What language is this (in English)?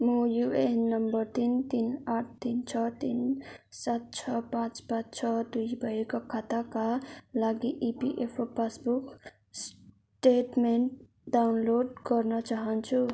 Nepali